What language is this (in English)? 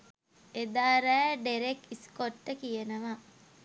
Sinhala